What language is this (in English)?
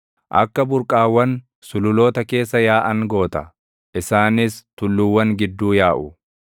Oromo